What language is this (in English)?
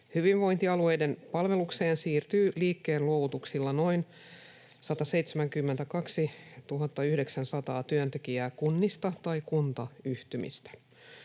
Finnish